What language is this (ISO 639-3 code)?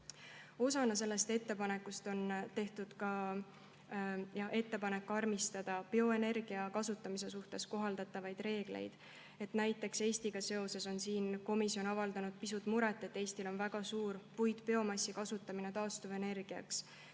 est